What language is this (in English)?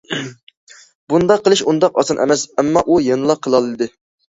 Uyghur